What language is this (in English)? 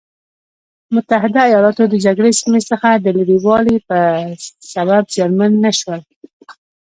Pashto